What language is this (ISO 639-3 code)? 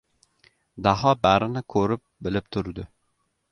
uzb